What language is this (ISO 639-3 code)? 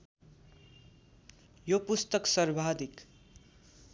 nep